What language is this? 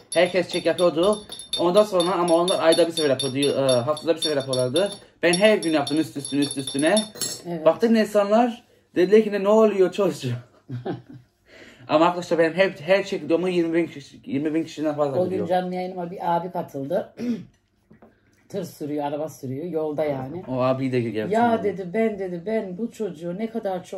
Turkish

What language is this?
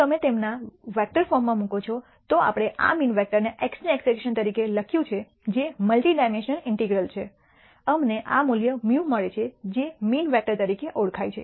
Gujarati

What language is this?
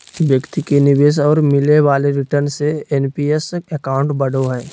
Magahi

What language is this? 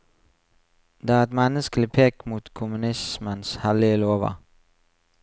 Norwegian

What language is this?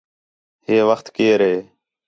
Khetrani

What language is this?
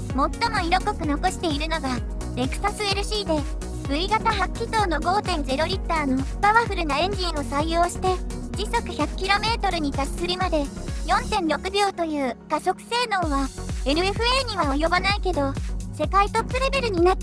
Japanese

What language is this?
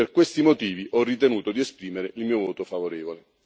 Italian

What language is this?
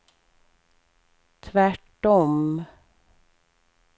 Swedish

